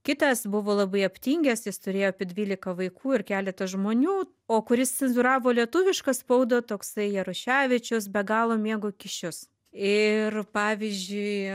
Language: Lithuanian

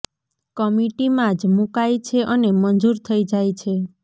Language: Gujarati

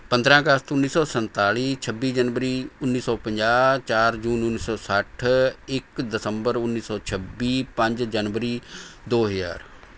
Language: Punjabi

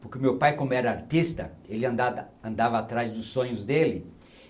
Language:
Portuguese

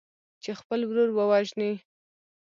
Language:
Pashto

